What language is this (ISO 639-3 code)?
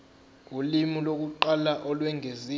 zul